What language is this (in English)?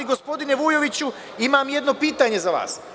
Serbian